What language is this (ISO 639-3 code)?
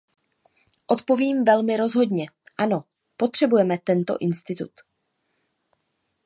ces